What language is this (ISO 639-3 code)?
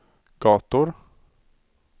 swe